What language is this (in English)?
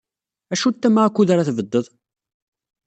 Kabyle